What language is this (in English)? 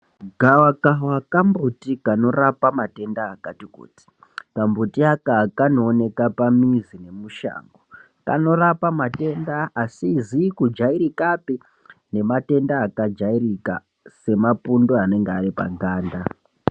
Ndau